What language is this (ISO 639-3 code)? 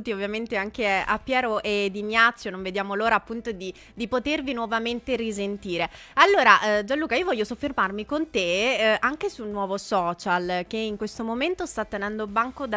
ita